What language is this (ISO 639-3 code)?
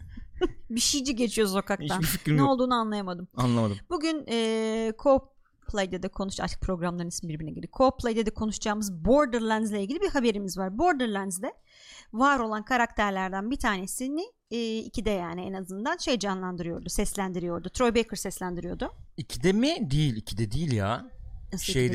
tur